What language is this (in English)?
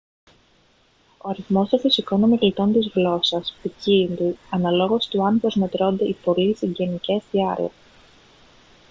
Greek